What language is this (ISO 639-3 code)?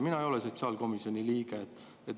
est